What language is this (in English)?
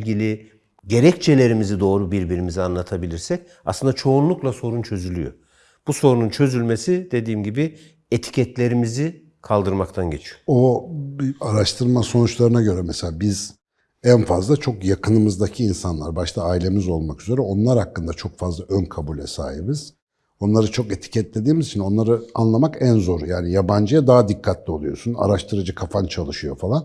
Turkish